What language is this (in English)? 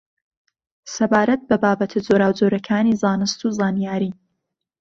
Central Kurdish